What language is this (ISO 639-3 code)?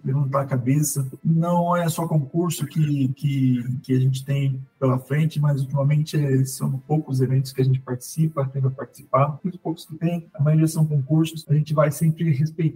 por